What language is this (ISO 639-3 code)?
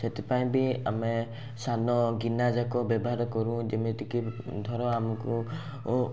ori